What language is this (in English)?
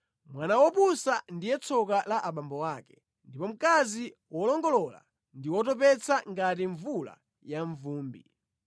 Nyanja